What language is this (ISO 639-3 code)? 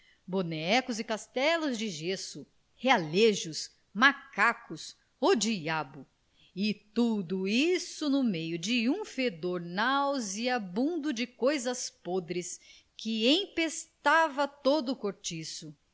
por